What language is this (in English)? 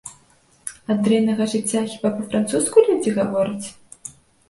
Belarusian